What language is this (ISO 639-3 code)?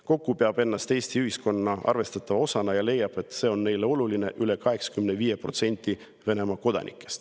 est